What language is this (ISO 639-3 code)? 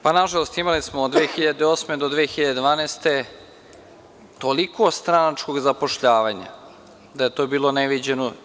srp